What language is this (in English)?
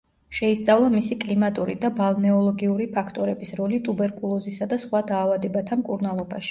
Georgian